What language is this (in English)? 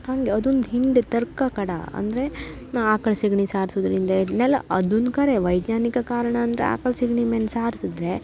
Kannada